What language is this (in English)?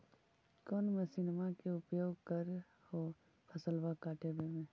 Magahi